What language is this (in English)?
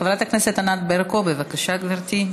Hebrew